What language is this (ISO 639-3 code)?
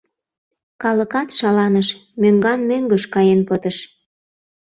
chm